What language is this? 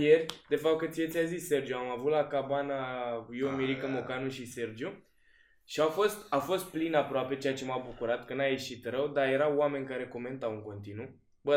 Romanian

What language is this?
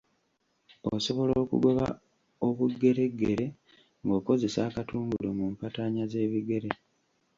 Ganda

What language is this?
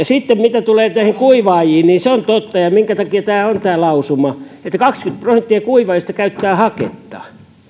Finnish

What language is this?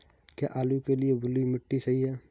Hindi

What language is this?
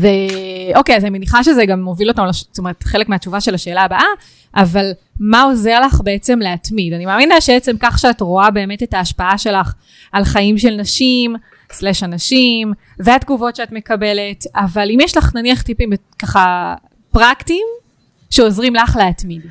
Hebrew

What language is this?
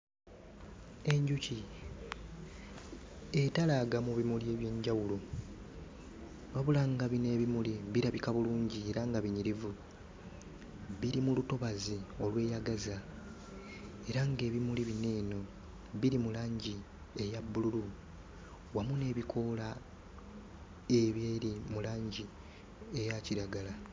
Ganda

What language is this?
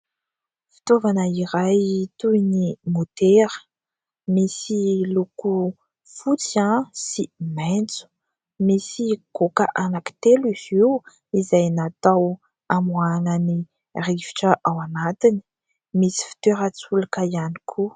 Malagasy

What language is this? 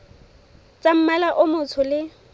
Southern Sotho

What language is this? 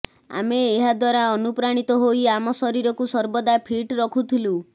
Odia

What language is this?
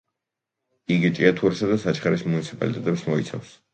Georgian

